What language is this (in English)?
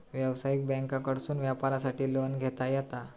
Marathi